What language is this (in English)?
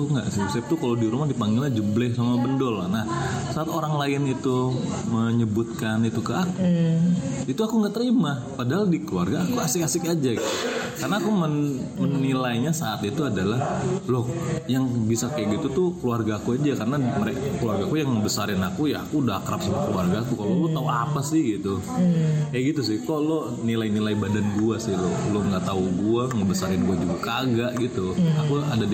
Indonesian